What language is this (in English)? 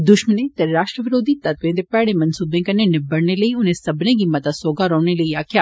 Dogri